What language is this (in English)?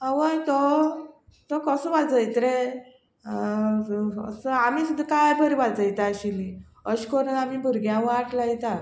Konkani